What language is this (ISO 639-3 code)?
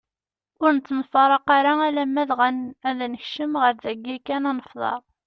kab